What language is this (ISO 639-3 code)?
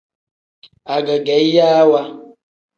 kdh